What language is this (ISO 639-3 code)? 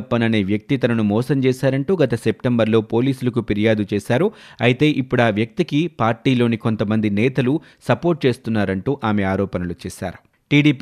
tel